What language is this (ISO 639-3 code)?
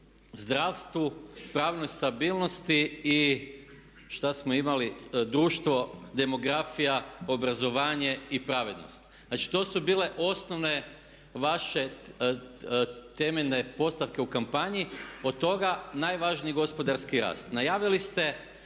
hrv